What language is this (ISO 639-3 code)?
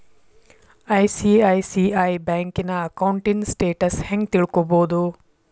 kan